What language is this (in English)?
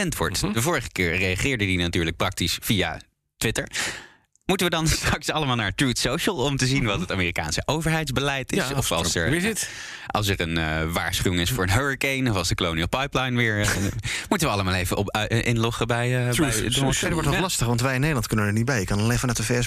Dutch